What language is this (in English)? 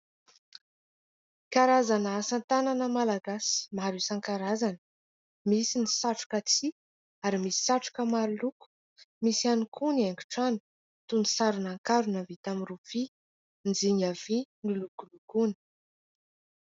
Malagasy